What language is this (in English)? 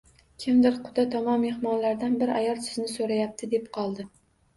Uzbek